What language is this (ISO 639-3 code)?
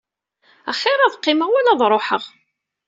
kab